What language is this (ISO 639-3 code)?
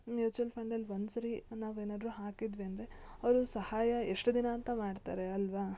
kan